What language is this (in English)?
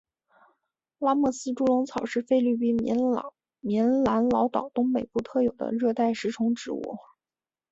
Chinese